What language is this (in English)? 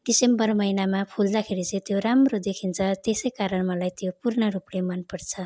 Nepali